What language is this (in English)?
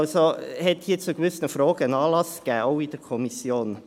Swiss German